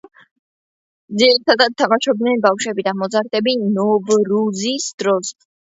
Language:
Georgian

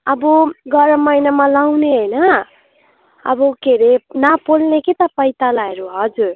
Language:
Nepali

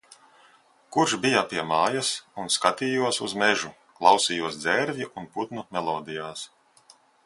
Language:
Latvian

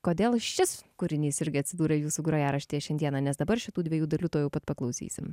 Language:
Lithuanian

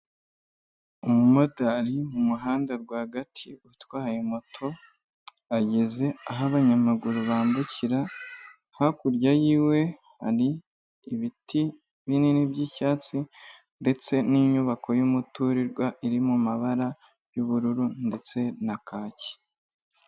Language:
Kinyarwanda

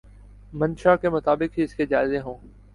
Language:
Urdu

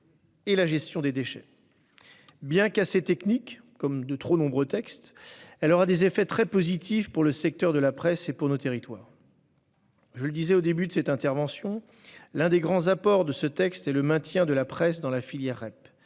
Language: French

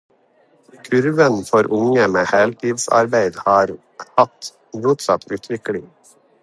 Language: Norwegian Bokmål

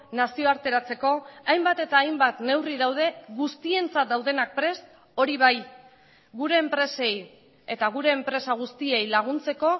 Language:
Basque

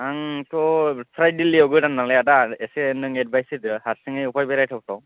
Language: Bodo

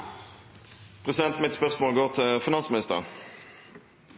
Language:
Norwegian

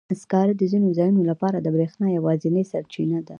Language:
Pashto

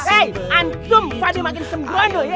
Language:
Indonesian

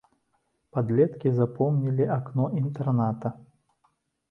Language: Belarusian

